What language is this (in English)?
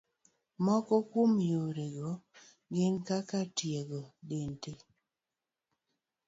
Luo (Kenya and Tanzania)